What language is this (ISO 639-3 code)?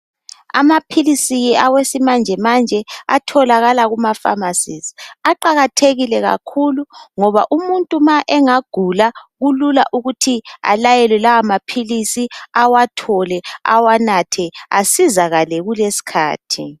nde